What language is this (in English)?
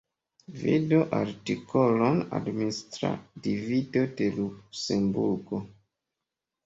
Esperanto